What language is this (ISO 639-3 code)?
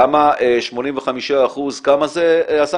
heb